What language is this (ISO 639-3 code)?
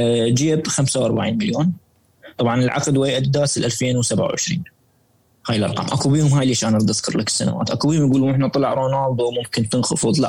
ara